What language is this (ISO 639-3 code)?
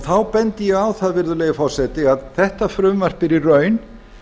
isl